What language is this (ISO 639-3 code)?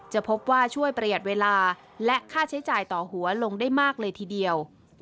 tha